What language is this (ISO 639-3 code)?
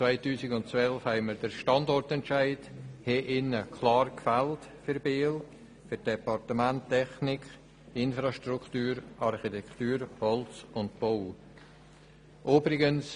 gsw